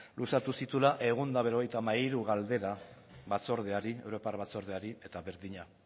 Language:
Basque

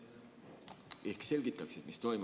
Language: Estonian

